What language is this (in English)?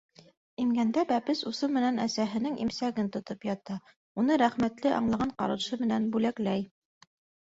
Bashkir